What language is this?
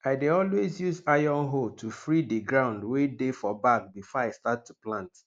Nigerian Pidgin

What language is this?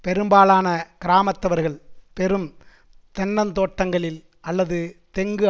Tamil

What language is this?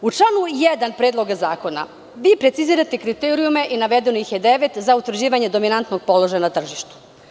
Serbian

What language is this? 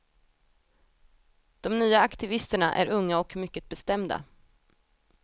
Swedish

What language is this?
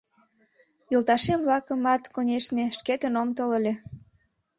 Mari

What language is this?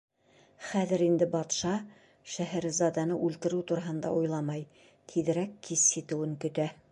Bashkir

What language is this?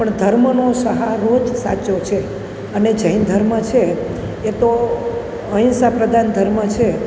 Gujarati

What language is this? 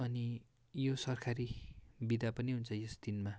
Nepali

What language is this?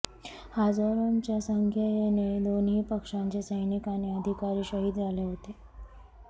Marathi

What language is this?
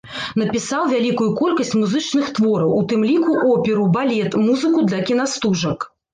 Belarusian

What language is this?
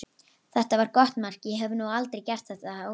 Icelandic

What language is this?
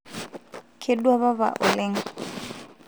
Masai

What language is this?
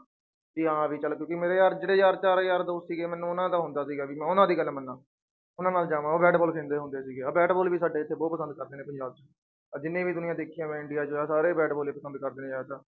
Punjabi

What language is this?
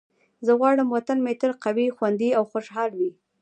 Pashto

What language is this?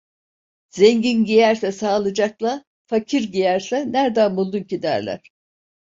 Turkish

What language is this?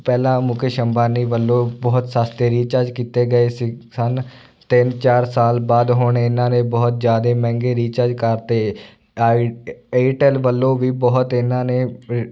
Punjabi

